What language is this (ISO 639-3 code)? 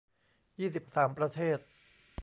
tha